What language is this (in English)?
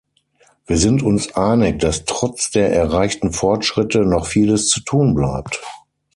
German